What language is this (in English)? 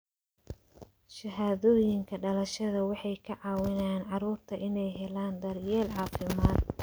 Somali